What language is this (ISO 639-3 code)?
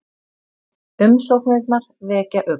isl